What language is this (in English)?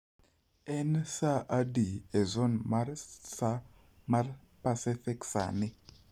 Luo (Kenya and Tanzania)